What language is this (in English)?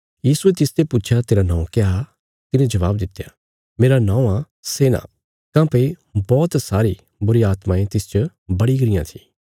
Bilaspuri